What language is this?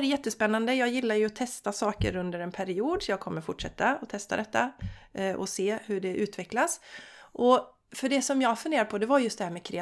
Swedish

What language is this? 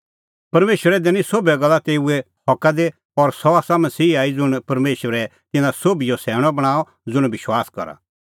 Kullu Pahari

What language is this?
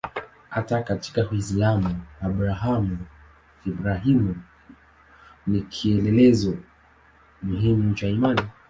Swahili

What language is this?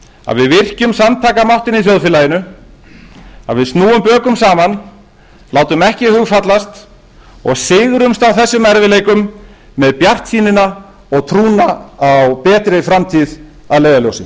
Icelandic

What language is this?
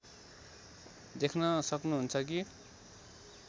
Nepali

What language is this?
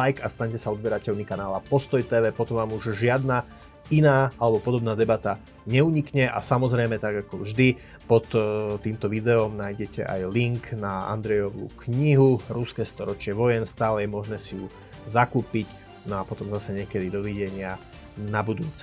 Slovak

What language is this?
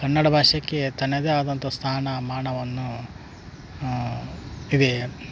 Kannada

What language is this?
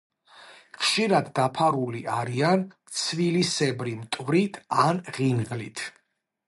Georgian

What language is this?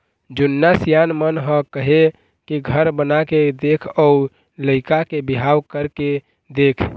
Chhattisgarhi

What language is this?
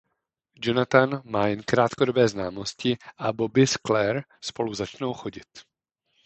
Czech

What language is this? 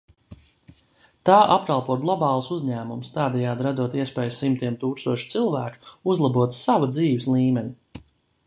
Latvian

